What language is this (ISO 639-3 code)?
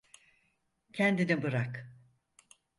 tur